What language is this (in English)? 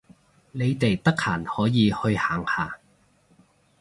Cantonese